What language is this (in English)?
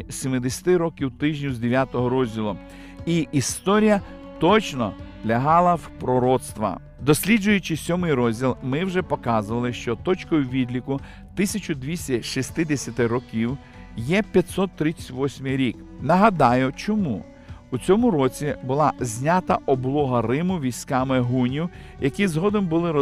Ukrainian